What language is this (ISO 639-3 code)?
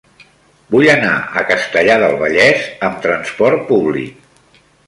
cat